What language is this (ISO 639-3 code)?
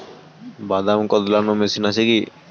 ben